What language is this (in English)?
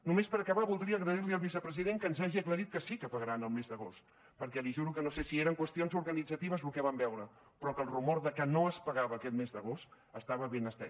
Catalan